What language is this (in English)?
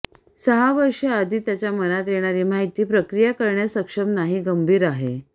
Marathi